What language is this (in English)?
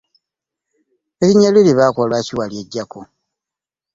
Ganda